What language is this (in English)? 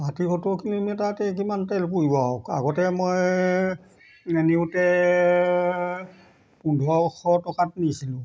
Assamese